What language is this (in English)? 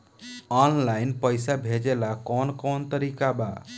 Bhojpuri